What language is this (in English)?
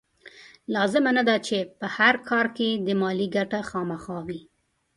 Pashto